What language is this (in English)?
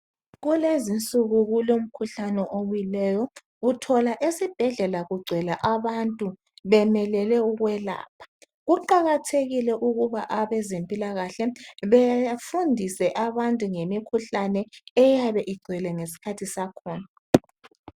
North Ndebele